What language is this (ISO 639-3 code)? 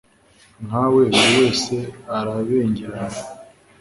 kin